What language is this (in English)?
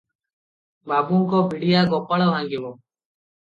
Odia